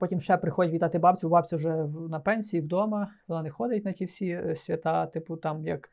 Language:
Ukrainian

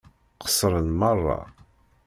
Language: Kabyle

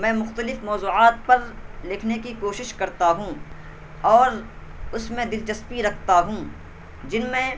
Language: Urdu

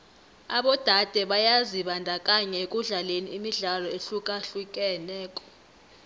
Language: South Ndebele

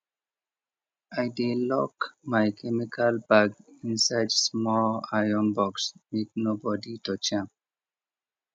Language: Nigerian Pidgin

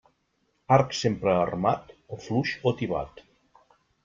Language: Catalan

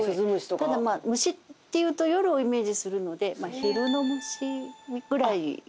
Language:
Japanese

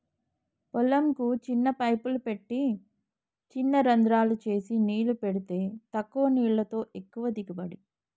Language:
Telugu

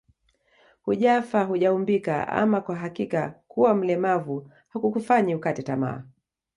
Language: Swahili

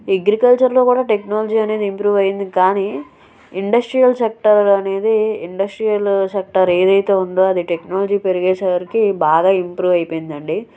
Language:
Telugu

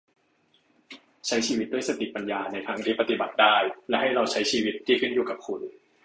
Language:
Thai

